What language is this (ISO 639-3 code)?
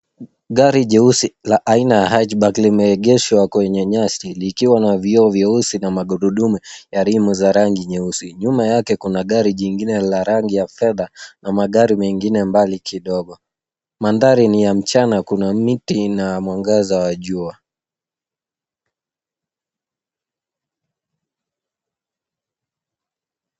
swa